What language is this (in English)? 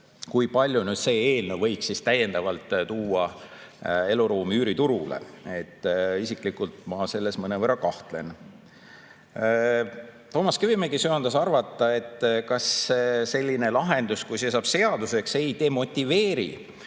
Estonian